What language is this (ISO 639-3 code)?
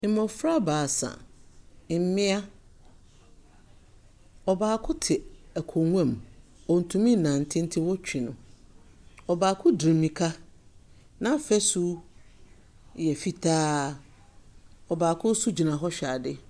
aka